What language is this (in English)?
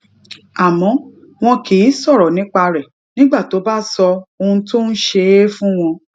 Yoruba